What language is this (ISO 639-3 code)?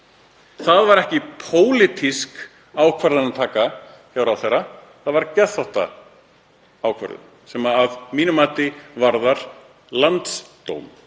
isl